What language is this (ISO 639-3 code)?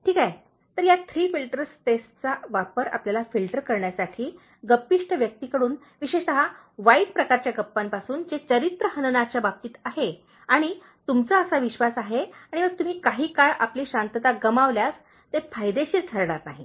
mar